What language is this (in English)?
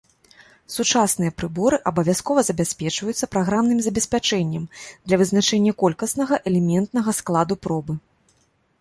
Belarusian